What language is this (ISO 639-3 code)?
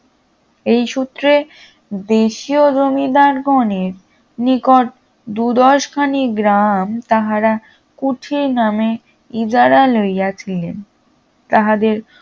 ben